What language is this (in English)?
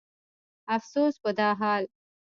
Pashto